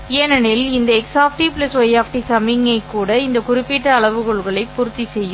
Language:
Tamil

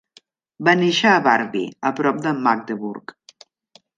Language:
Catalan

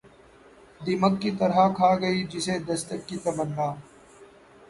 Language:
Urdu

